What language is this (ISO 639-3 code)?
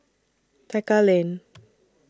eng